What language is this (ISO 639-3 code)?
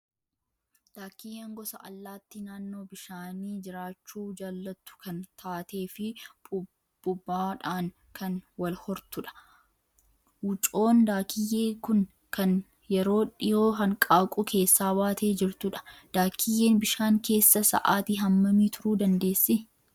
orm